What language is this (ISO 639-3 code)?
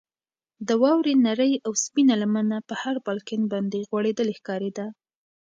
pus